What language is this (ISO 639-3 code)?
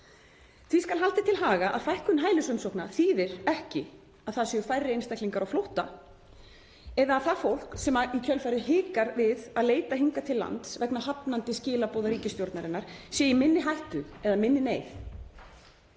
isl